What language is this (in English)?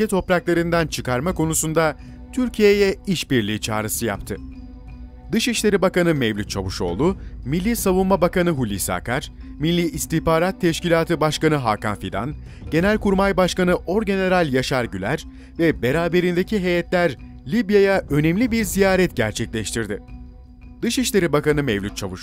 Turkish